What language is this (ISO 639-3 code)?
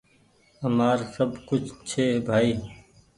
gig